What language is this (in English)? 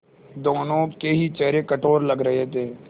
Hindi